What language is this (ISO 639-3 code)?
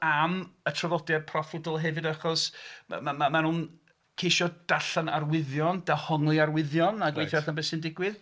cym